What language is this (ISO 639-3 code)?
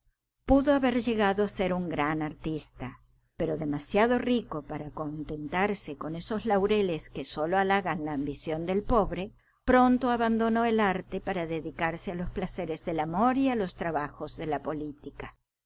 spa